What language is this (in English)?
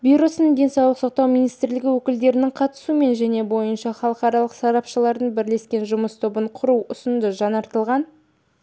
Kazakh